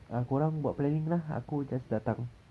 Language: English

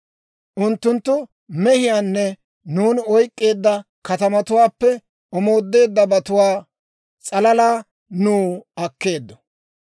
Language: Dawro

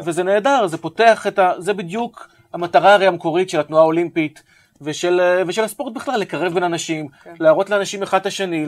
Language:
Hebrew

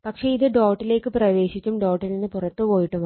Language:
Malayalam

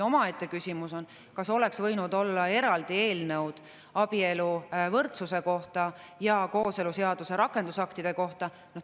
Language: Estonian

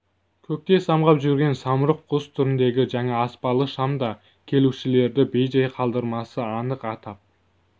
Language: Kazakh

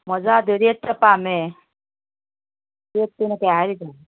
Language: Manipuri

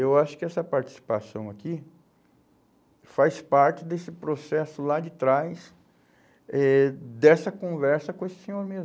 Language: Portuguese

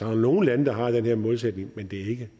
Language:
Danish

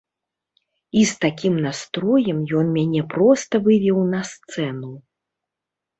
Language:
Belarusian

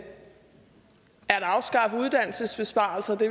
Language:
Danish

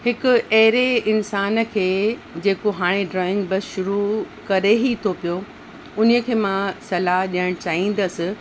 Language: Sindhi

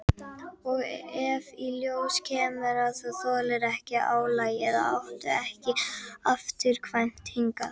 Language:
Icelandic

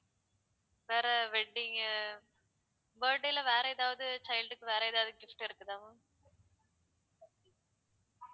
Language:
Tamil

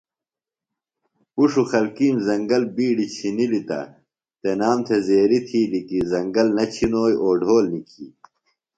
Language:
Phalura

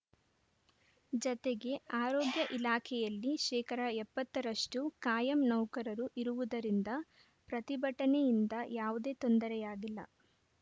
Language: Kannada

